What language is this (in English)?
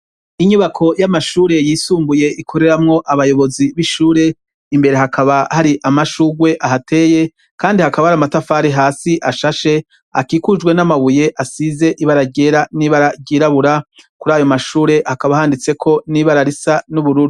Rundi